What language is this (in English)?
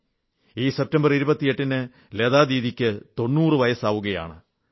Malayalam